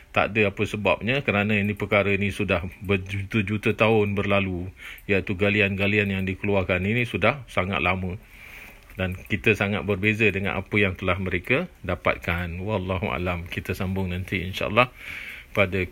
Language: Malay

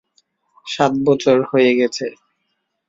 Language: Bangla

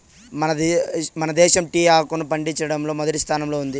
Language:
Telugu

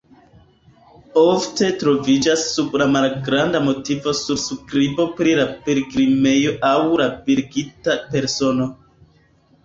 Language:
Esperanto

